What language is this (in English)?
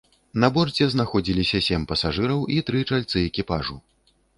Belarusian